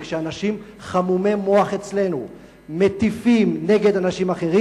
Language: Hebrew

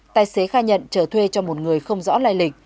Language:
Vietnamese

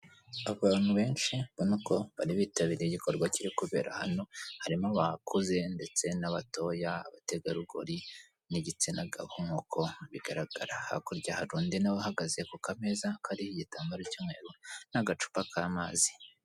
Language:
Kinyarwanda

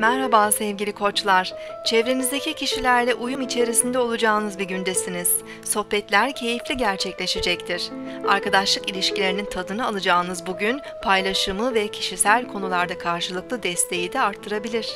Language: Turkish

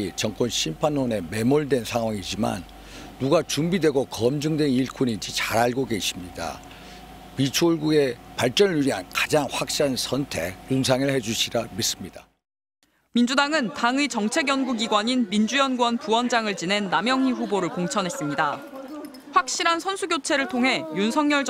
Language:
Korean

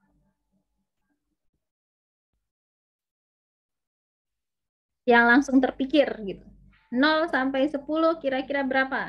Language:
Indonesian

